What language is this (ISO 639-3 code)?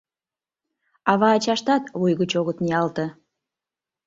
chm